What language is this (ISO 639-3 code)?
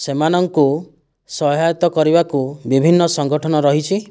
ori